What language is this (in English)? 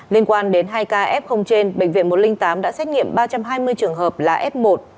Vietnamese